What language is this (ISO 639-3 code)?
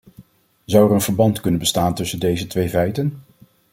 nld